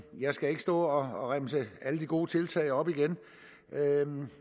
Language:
Danish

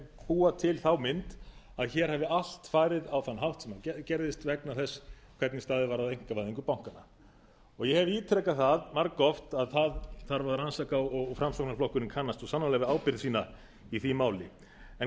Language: Icelandic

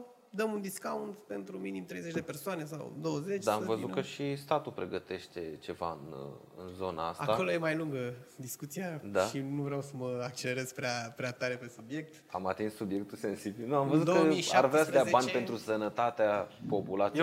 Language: Romanian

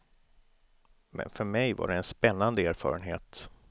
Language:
Swedish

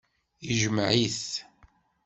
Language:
Kabyle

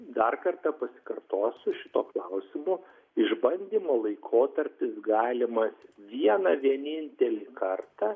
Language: Lithuanian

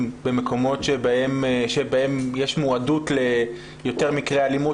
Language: Hebrew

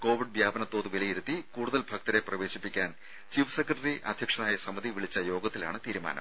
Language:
Malayalam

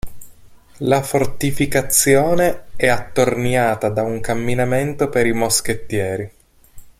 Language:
Italian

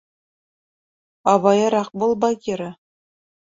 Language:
Bashkir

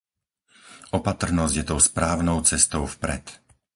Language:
Slovak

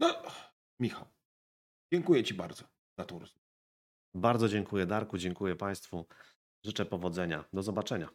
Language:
Polish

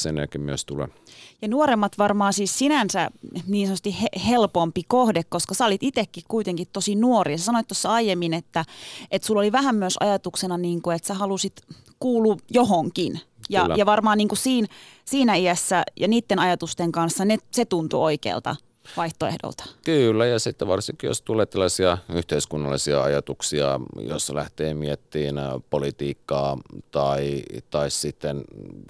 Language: Finnish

